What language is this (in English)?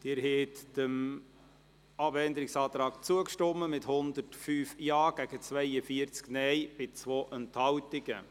Swiss German